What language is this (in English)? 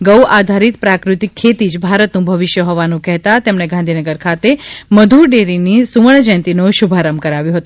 Gujarati